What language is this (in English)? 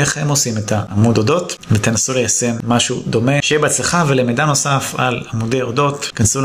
Hebrew